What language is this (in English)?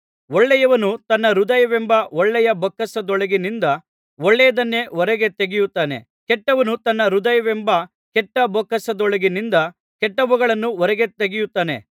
Kannada